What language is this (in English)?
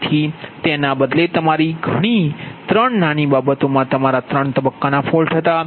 Gujarati